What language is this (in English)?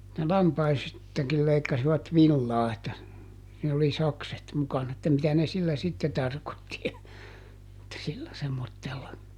Finnish